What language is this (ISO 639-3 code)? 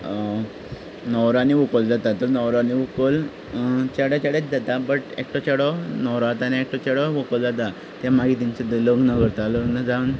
kok